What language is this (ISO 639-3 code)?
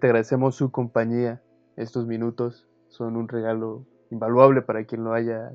spa